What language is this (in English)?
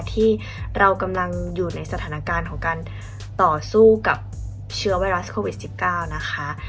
Thai